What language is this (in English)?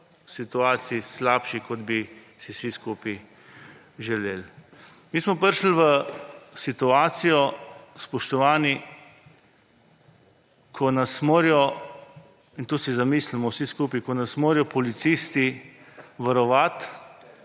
Slovenian